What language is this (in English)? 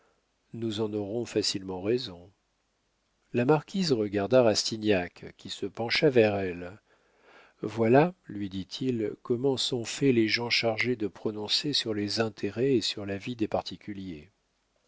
French